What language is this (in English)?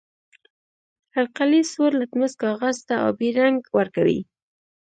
Pashto